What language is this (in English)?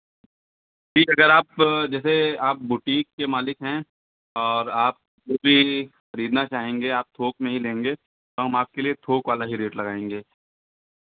Hindi